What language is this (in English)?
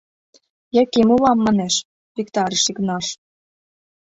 Mari